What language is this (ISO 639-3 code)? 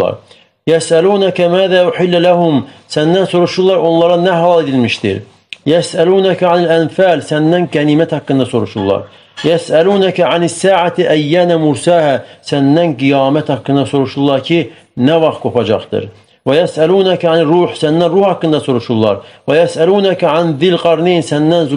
tur